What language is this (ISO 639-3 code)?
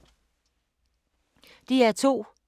dan